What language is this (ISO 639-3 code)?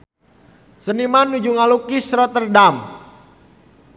sun